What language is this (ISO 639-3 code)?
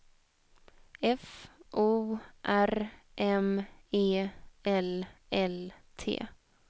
swe